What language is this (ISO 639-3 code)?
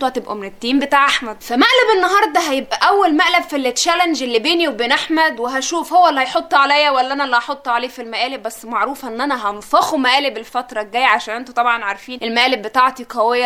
ara